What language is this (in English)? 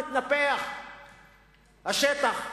Hebrew